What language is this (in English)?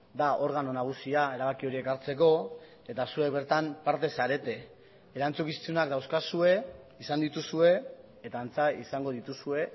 Basque